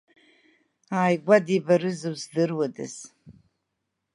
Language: Abkhazian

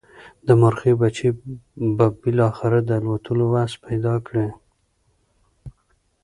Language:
Pashto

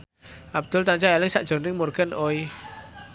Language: Javanese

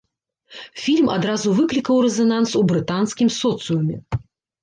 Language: Belarusian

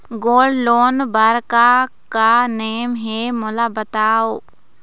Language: Chhattisgarhi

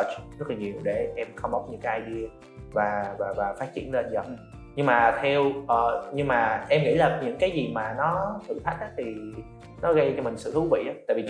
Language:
Vietnamese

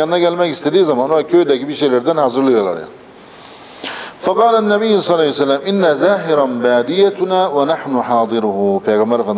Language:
Turkish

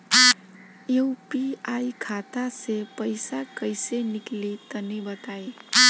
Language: Bhojpuri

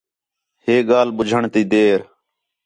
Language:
Khetrani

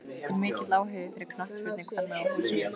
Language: Icelandic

